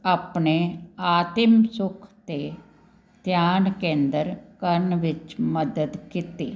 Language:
Punjabi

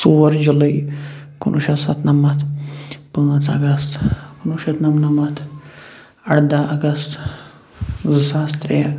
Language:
Kashmiri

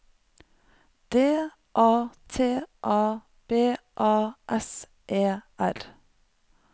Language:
Norwegian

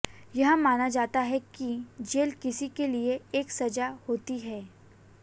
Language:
Hindi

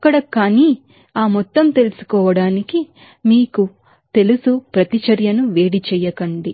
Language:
Telugu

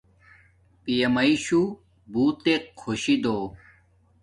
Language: Domaaki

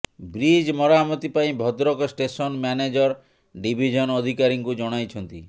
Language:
Odia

